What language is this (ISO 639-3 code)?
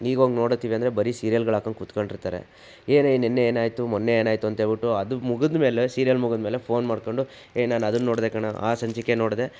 kan